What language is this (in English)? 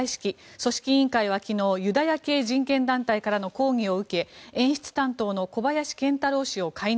Japanese